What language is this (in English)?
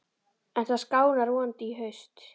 Icelandic